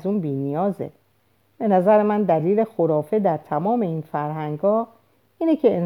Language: Persian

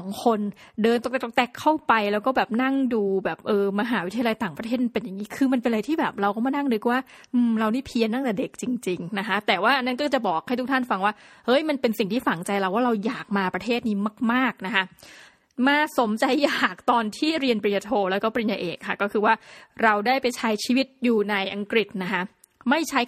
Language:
Thai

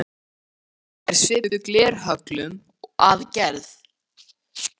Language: Icelandic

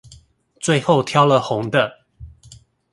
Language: Chinese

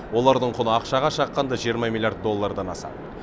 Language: Kazakh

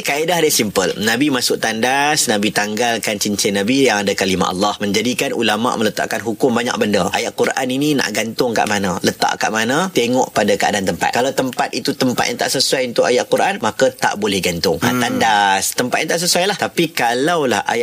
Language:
Malay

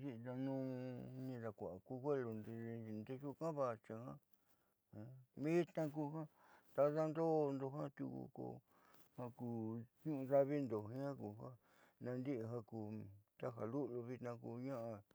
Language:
Southeastern Nochixtlán Mixtec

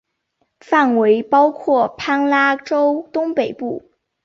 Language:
Chinese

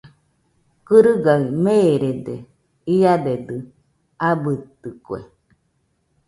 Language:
Nüpode Huitoto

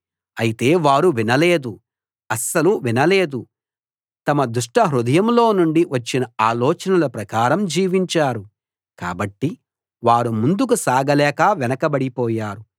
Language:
Telugu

